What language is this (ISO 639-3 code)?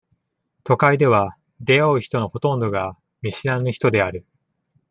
jpn